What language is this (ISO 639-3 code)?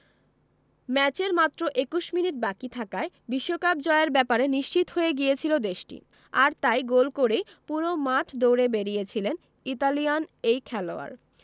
ben